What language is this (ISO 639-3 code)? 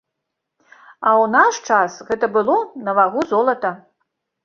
bel